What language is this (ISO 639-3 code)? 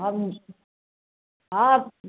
mai